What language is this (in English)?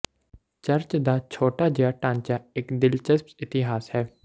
Punjabi